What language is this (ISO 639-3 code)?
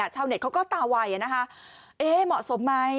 tha